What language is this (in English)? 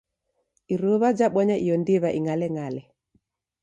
Taita